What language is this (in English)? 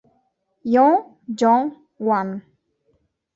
Italian